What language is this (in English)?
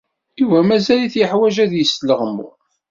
Kabyle